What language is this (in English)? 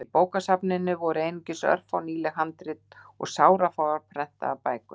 Icelandic